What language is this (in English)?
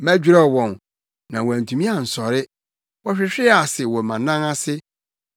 Akan